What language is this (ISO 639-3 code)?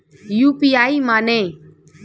bho